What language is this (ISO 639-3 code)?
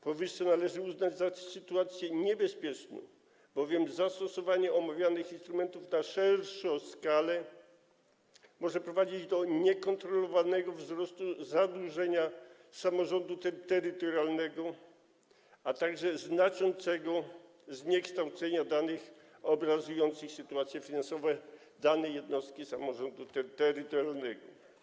pol